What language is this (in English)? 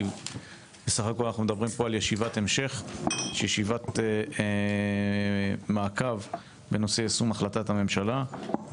Hebrew